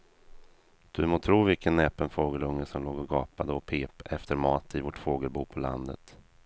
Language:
Swedish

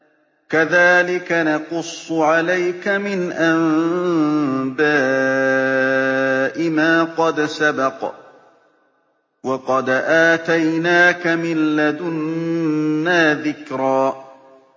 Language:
Arabic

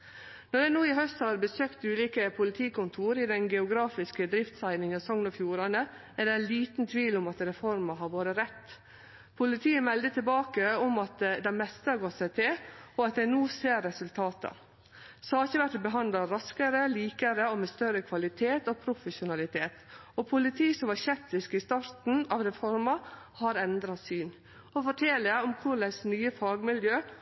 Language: Norwegian Nynorsk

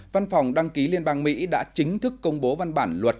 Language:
Vietnamese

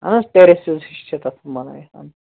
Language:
Kashmiri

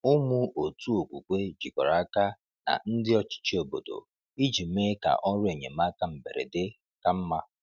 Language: Igbo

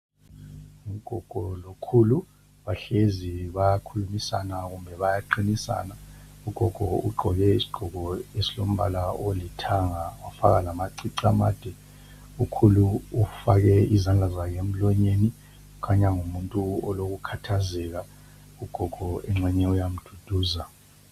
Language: North Ndebele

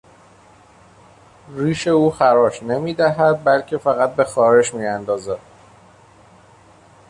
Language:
Persian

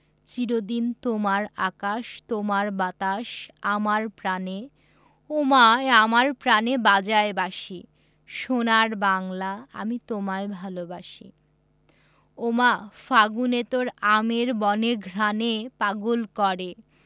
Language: Bangla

